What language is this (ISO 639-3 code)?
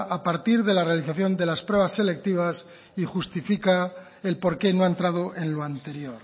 spa